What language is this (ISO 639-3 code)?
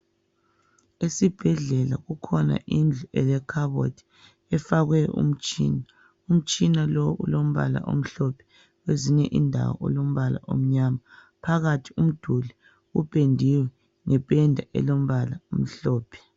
nde